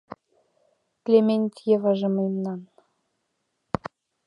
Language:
Mari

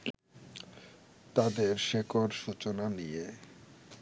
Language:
Bangla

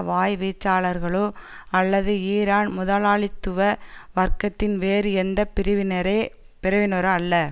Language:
Tamil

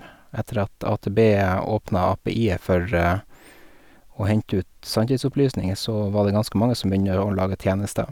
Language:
Norwegian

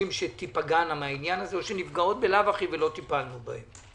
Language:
Hebrew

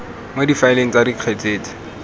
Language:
Tswana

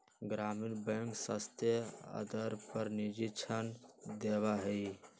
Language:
Magahi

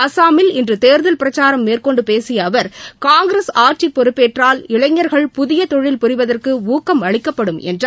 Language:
Tamil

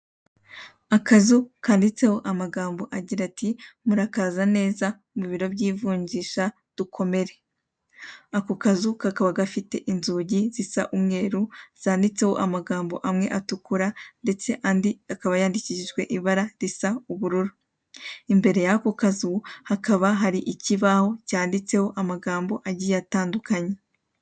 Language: Kinyarwanda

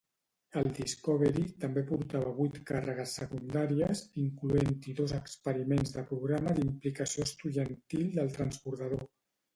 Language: Catalan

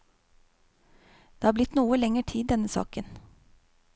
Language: Norwegian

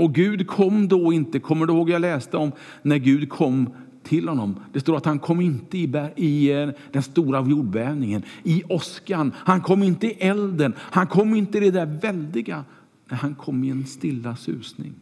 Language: Swedish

